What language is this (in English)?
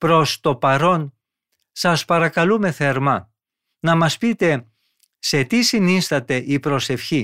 Greek